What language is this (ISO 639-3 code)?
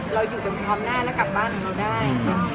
tha